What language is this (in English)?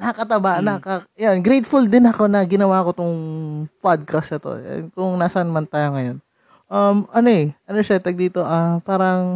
Filipino